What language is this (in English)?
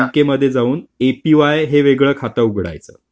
Marathi